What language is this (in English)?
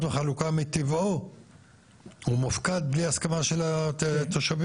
Hebrew